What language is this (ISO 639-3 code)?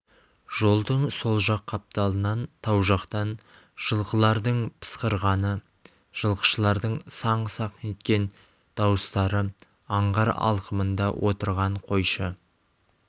kaz